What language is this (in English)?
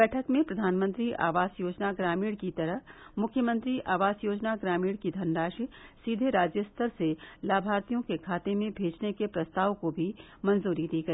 Hindi